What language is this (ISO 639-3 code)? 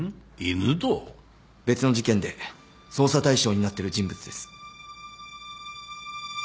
jpn